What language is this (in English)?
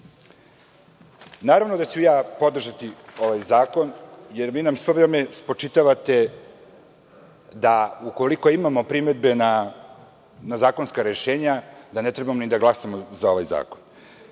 Serbian